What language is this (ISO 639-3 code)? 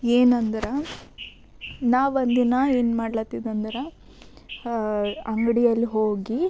kan